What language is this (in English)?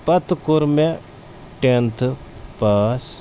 Kashmiri